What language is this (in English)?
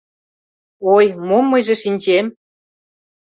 Mari